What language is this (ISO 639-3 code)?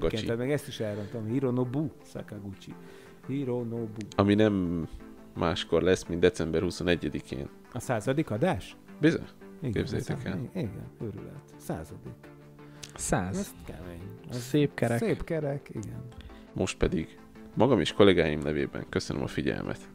hun